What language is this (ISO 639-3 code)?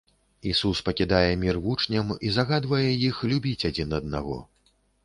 bel